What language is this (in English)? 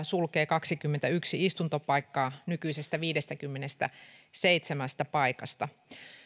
Finnish